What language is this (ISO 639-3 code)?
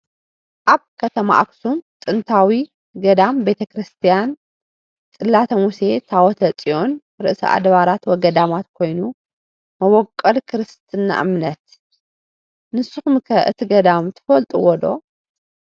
tir